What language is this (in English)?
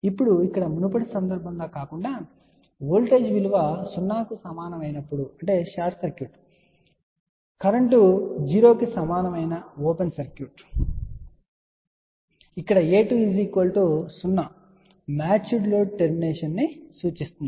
Telugu